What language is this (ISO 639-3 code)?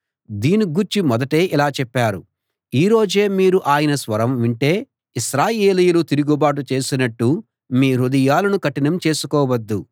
tel